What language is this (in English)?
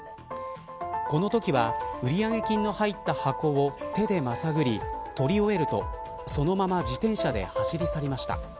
Japanese